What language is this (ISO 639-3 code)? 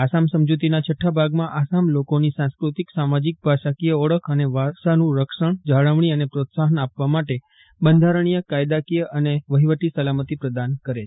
guj